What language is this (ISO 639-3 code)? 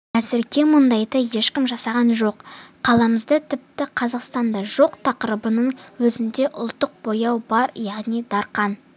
kaz